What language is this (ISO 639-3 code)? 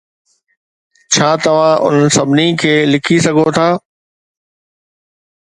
snd